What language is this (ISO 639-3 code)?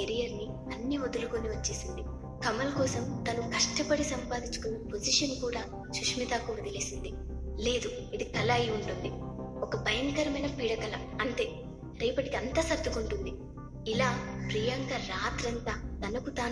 tel